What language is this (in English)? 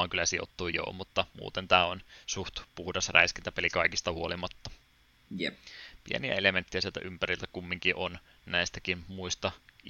Finnish